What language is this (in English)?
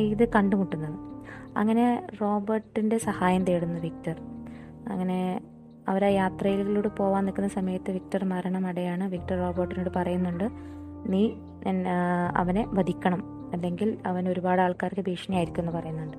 Malayalam